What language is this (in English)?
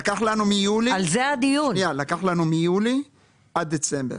Hebrew